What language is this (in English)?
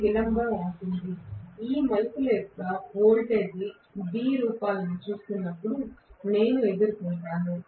Telugu